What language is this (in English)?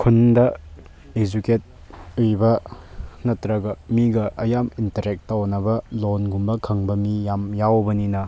Manipuri